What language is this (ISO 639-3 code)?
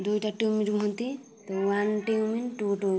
ori